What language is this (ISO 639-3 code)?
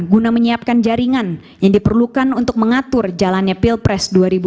ind